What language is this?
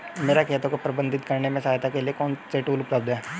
Hindi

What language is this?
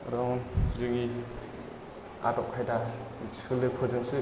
Bodo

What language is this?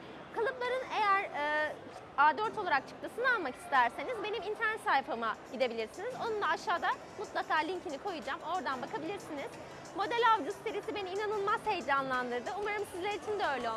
Turkish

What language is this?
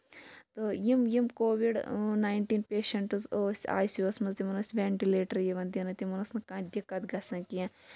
Kashmiri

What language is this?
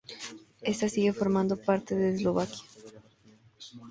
Spanish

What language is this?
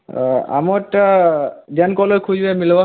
Odia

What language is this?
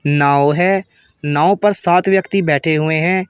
Hindi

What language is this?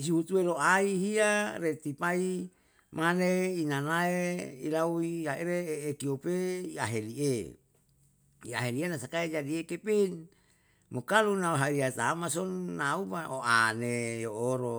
Yalahatan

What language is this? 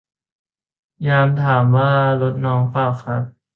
Thai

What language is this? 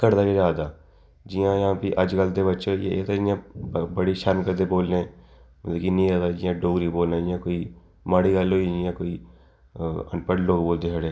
Dogri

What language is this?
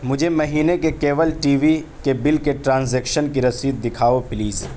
Urdu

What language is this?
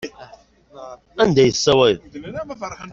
Kabyle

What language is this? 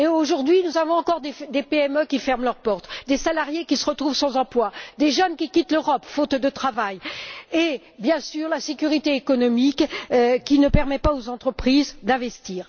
French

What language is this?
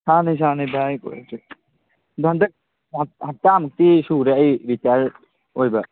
Manipuri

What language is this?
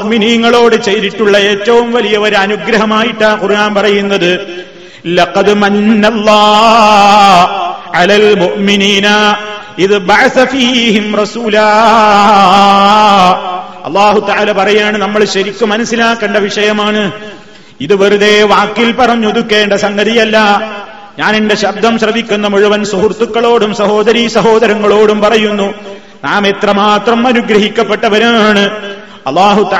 Malayalam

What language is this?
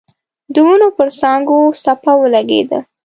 Pashto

